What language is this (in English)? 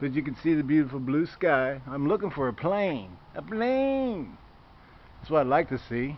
English